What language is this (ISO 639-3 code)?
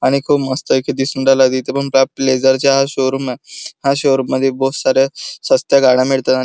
mar